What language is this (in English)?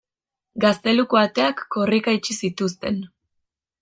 Basque